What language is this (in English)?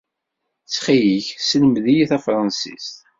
Kabyle